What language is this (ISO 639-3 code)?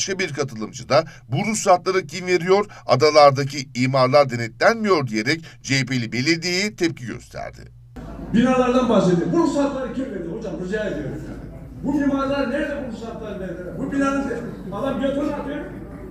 tur